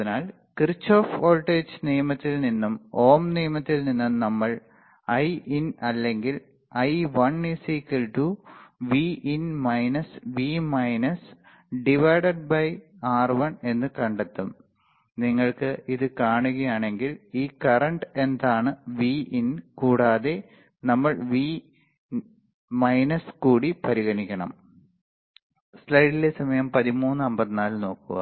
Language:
Malayalam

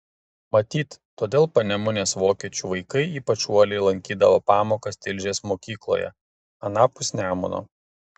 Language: Lithuanian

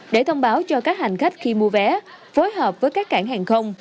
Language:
Vietnamese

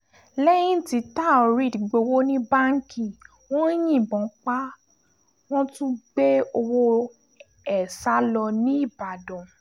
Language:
Yoruba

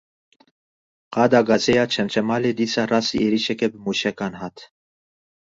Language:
Kurdish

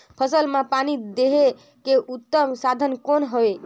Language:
Chhattisgarhi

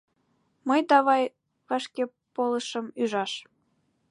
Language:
Mari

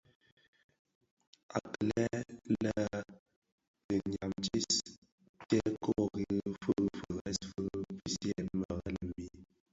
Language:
Bafia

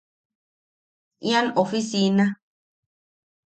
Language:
Yaqui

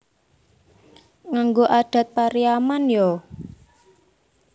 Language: Javanese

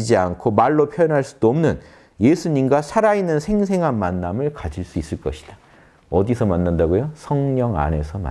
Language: Korean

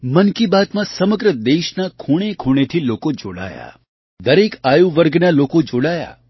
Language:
Gujarati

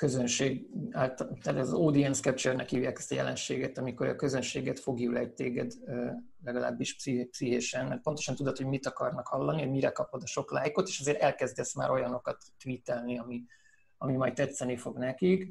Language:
Hungarian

